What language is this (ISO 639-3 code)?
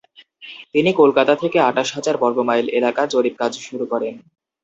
ben